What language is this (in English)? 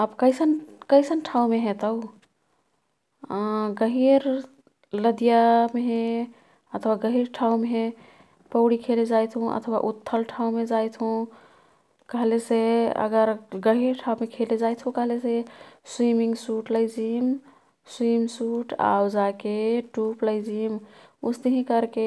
Kathoriya Tharu